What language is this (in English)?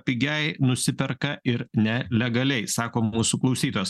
Lithuanian